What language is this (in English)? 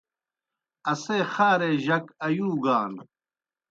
Kohistani Shina